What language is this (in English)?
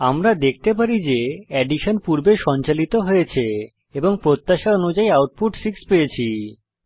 Bangla